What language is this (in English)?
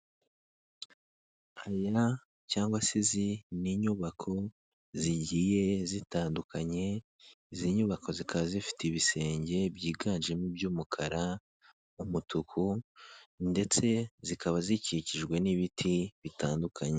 Kinyarwanda